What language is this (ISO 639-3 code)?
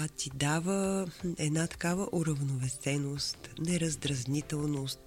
bul